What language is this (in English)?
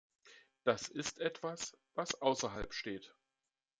German